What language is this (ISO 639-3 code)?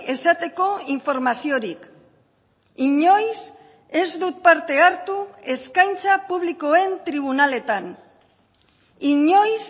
eus